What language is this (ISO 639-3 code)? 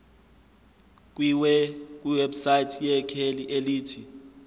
zul